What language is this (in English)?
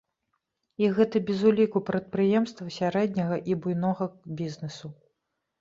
Belarusian